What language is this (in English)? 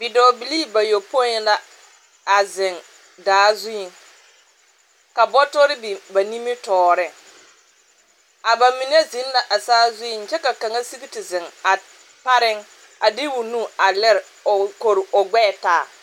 Southern Dagaare